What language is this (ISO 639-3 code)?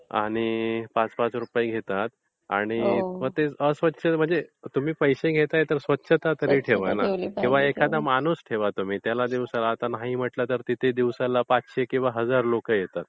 mar